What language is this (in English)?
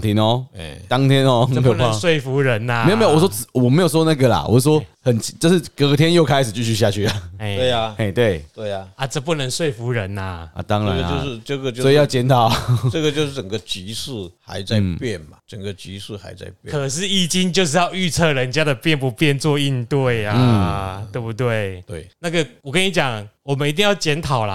Chinese